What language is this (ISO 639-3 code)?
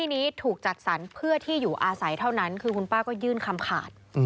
tha